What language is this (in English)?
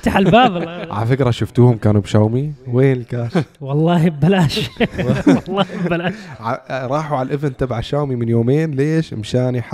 Arabic